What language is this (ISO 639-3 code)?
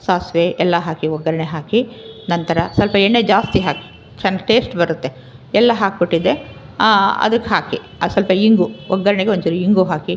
kan